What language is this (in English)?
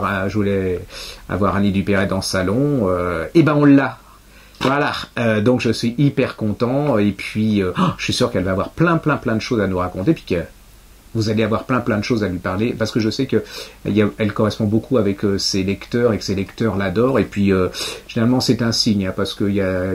French